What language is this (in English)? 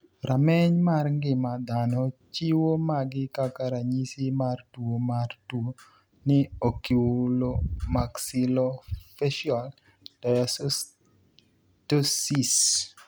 Luo (Kenya and Tanzania)